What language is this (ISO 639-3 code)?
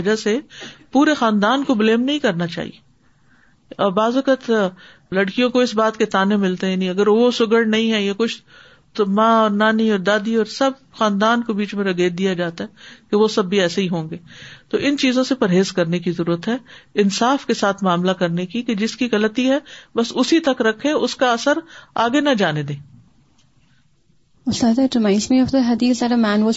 urd